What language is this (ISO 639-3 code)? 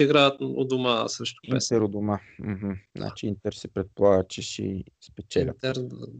bul